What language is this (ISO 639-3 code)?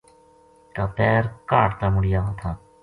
gju